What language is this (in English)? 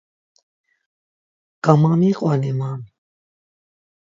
Laz